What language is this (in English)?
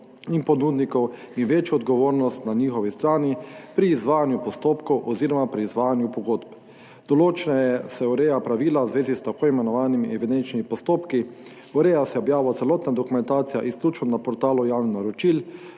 Slovenian